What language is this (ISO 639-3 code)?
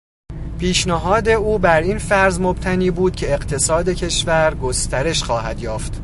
fas